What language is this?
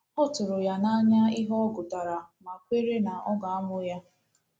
Igbo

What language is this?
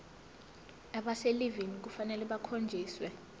Zulu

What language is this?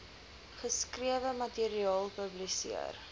Afrikaans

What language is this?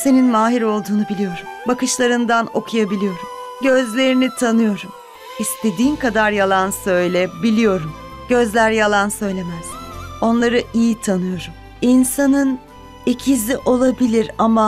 Turkish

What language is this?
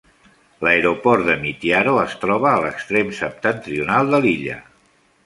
Catalan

